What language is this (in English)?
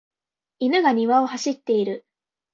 Japanese